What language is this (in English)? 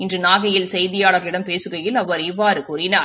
Tamil